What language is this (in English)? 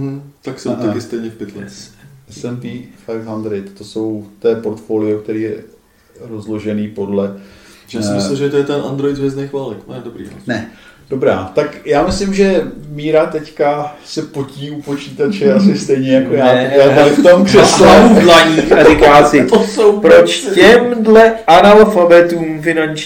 Czech